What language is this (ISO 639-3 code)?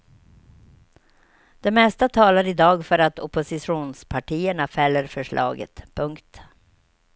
swe